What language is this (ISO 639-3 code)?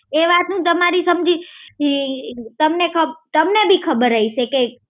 guj